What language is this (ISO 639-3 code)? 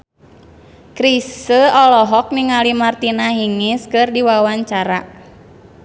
sun